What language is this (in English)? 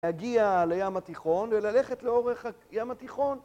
Hebrew